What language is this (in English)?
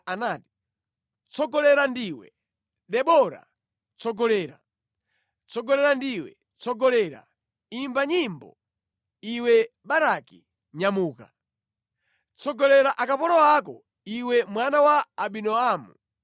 Nyanja